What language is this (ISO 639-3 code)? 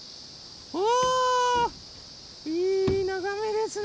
jpn